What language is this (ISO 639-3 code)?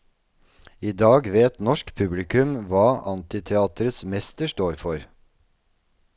nor